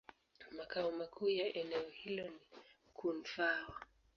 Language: Swahili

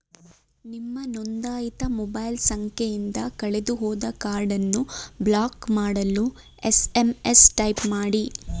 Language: Kannada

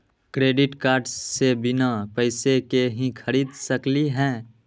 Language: Magahi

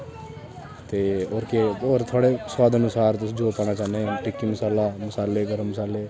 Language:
Dogri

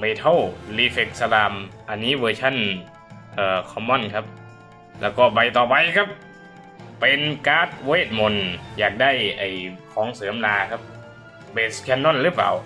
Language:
Thai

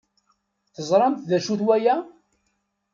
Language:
Kabyle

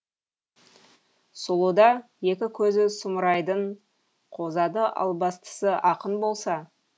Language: Kazakh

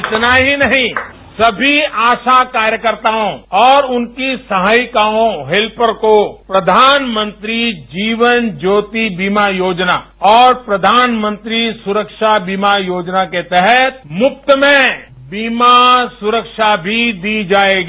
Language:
Hindi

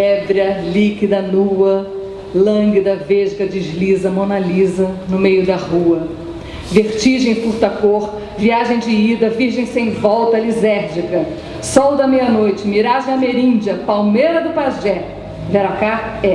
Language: Portuguese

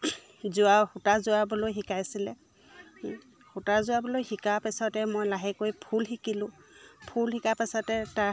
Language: Assamese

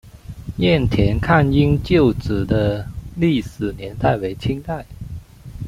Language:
Chinese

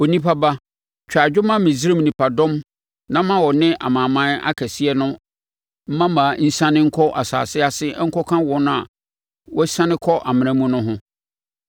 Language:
Akan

